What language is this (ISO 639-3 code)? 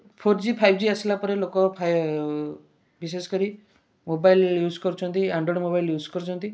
ori